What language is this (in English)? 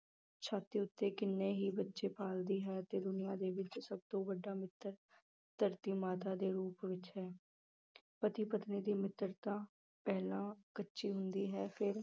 Punjabi